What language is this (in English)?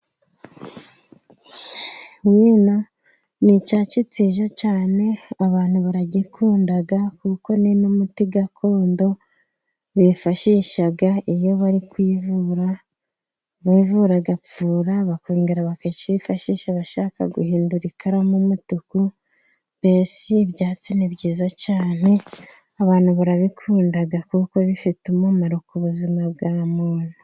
Kinyarwanda